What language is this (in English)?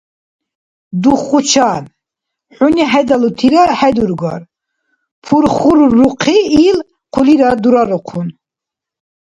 Dargwa